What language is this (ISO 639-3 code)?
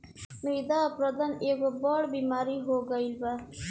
bho